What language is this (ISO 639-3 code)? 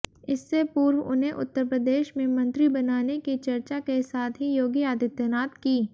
hin